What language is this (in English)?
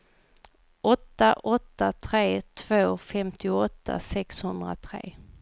Swedish